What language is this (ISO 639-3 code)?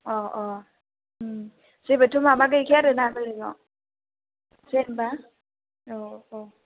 brx